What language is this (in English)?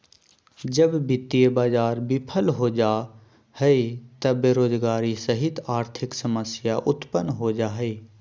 Magahi